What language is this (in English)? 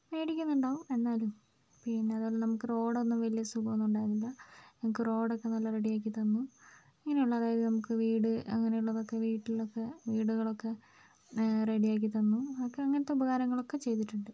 Malayalam